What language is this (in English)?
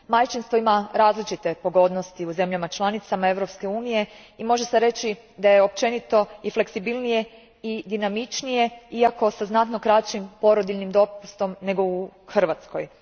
Croatian